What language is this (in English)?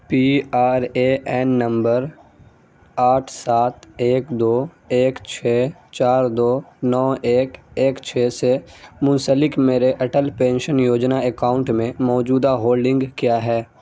Urdu